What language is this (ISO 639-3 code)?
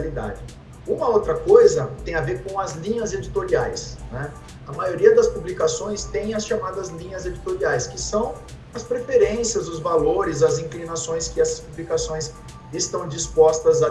por